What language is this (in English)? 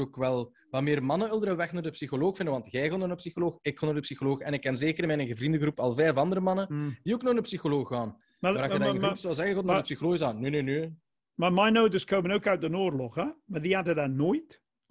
Dutch